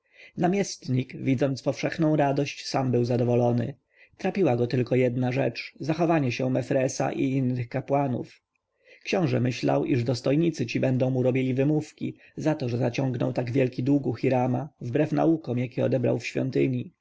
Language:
Polish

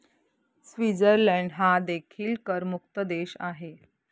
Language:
Marathi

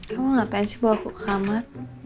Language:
Indonesian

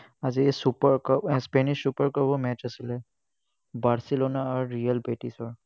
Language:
Assamese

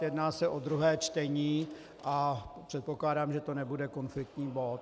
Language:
Czech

